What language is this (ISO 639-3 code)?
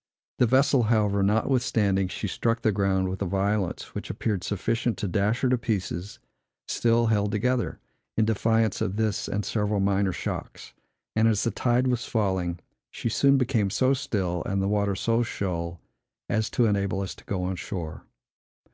eng